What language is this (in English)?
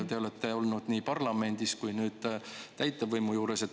Estonian